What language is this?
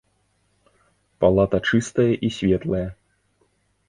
Belarusian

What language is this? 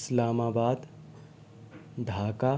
Urdu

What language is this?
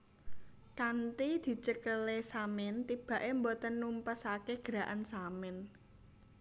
Javanese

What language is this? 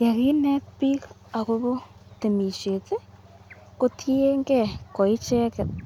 Kalenjin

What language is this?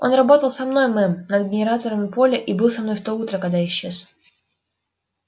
Russian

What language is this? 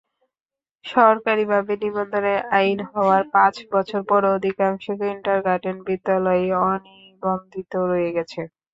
Bangla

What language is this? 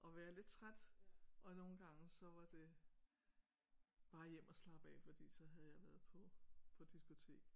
Danish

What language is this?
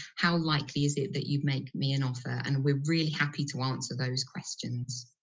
English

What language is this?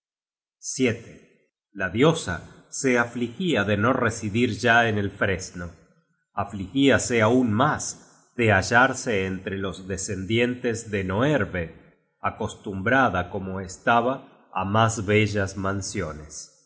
Spanish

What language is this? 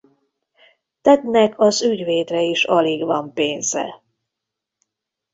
Hungarian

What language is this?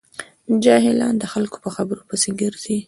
Pashto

